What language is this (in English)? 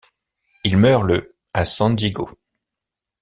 French